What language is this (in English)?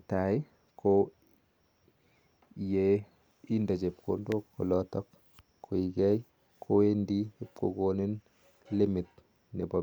Kalenjin